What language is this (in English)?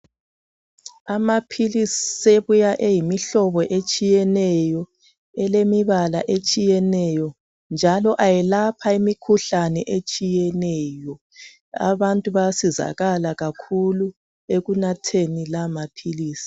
North Ndebele